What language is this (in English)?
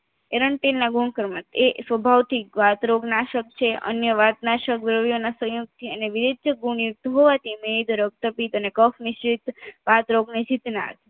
Gujarati